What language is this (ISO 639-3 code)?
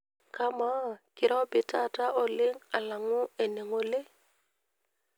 mas